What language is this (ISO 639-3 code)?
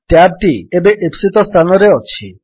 ori